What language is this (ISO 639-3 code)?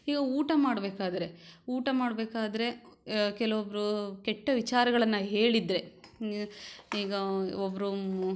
kan